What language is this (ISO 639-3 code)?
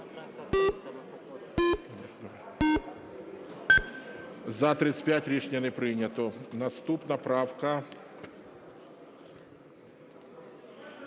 ukr